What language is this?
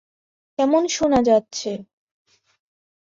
Bangla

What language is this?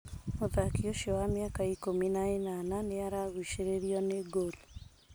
Kikuyu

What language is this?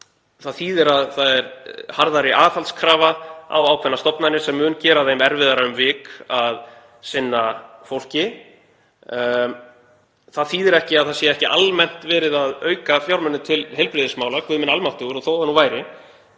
Icelandic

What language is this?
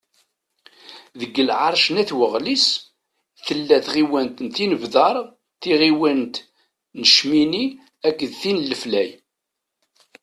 Kabyle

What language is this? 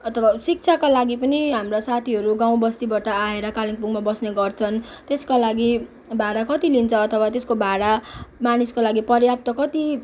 Nepali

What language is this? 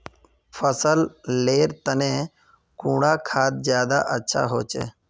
Magahi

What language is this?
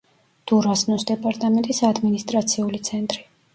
Georgian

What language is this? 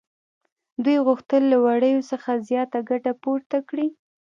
Pashto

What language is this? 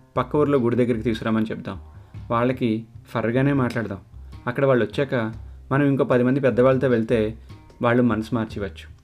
Telugu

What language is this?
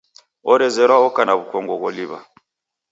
Taita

